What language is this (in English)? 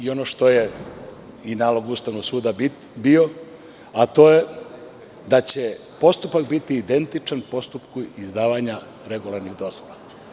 Serbian